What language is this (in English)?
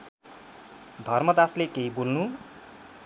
Nepali